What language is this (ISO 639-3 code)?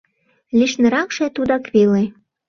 chm